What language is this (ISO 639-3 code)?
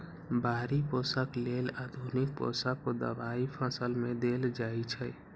mag